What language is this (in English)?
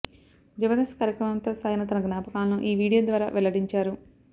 Telugu